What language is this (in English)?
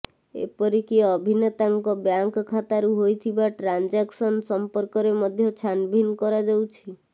Odia